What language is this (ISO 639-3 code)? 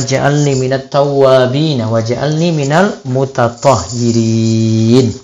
ind